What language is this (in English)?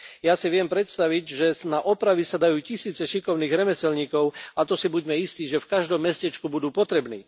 Slovak